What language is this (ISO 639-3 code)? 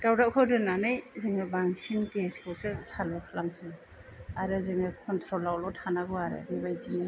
brx